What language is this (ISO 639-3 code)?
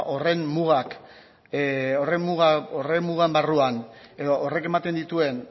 eus